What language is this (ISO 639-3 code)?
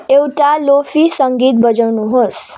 nep